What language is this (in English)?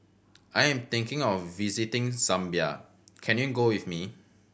English